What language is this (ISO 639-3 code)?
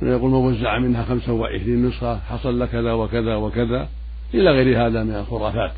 ara